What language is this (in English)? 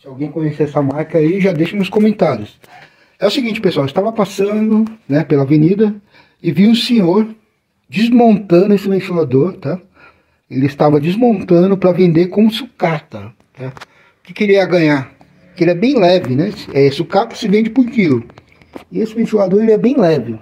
Portuguese